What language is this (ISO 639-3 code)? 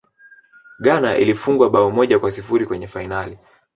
swa